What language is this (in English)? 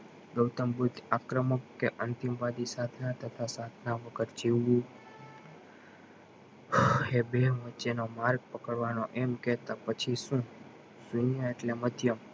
Gujarati